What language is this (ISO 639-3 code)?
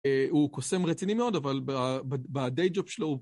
heb